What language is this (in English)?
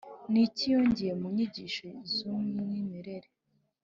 Kinyarwanda